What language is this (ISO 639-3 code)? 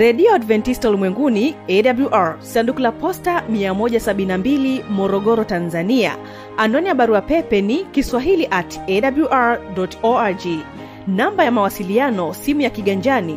swa